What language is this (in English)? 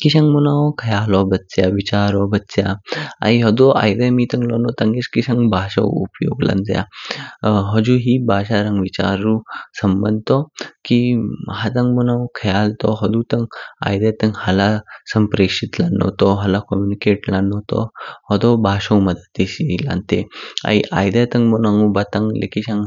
Kinnauri